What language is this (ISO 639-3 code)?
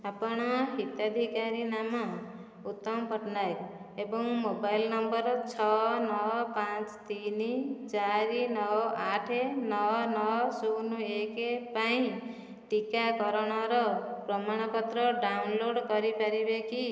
ori